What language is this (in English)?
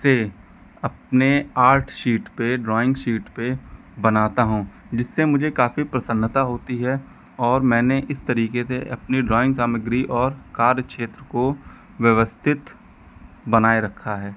Hindi